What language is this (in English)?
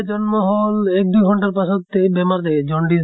Assamese